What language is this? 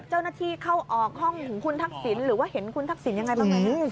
Thai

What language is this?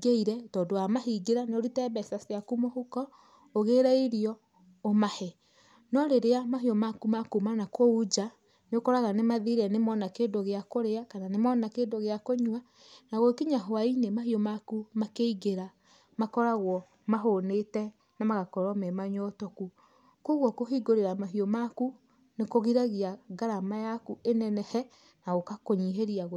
Kikuyu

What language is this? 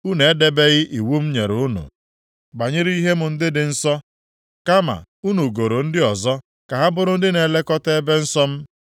Igbo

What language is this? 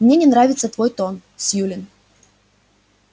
Russian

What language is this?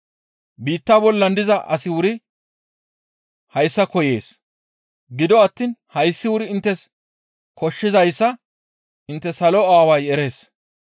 Gamo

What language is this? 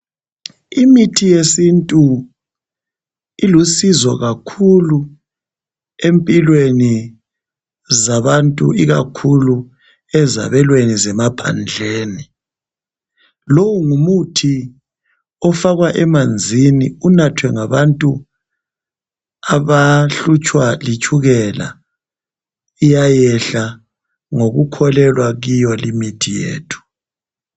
North Ndebele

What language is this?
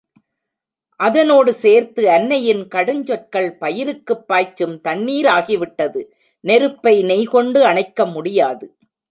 Tamil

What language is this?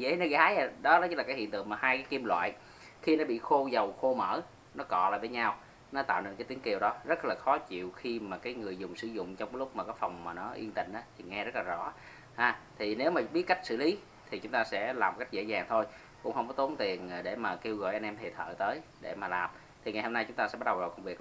Vietnamese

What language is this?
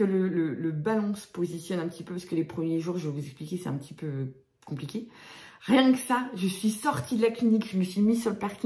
French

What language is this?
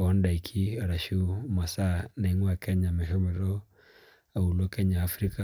Masai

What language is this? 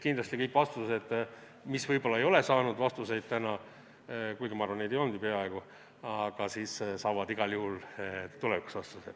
Estonian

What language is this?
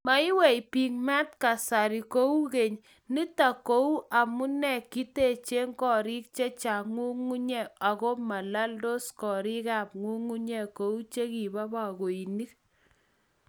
Kalenjin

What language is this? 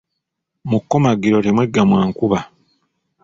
Ganda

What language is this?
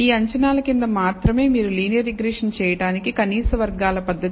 Telugu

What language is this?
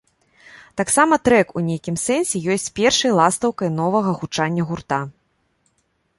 Belarusian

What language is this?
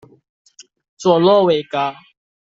Chinese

